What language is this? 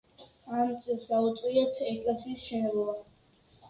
Georgian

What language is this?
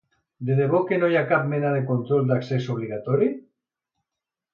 Catalan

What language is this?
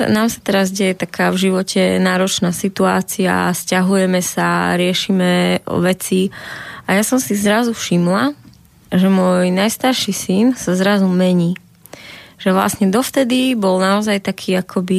Slovak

